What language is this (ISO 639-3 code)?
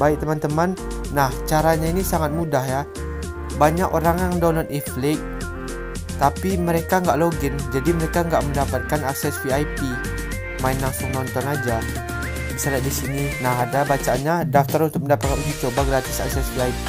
ind